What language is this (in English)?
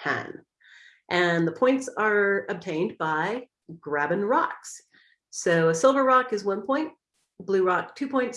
English